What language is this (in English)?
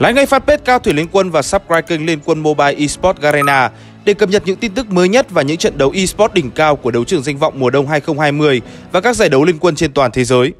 Vietnamese